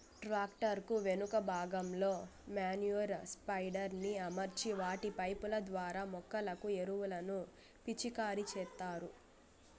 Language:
Telugu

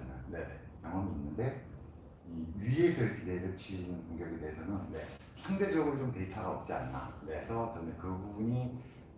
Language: Korean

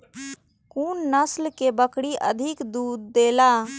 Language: Maithili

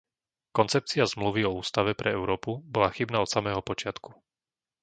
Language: Slovak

